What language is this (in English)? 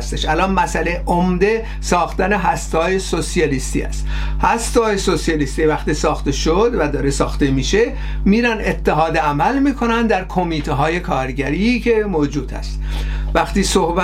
Persian